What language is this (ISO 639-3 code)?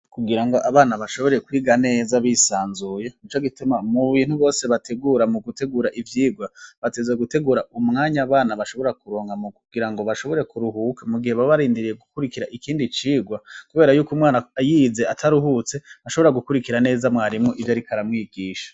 run